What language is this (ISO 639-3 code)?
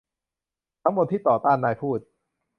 tha